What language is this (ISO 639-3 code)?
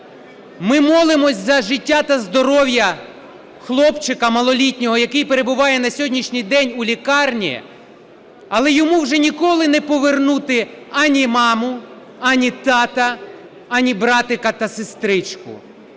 ukr